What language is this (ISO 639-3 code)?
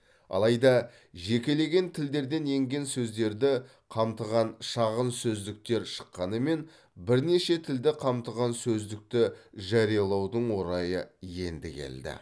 kaz